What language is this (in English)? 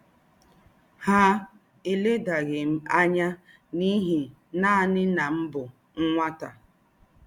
Igbo